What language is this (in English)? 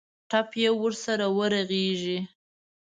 Pashto